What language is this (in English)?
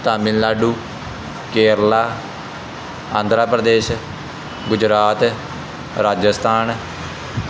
Punjabi